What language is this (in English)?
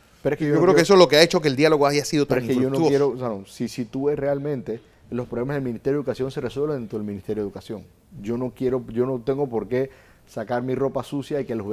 Spanish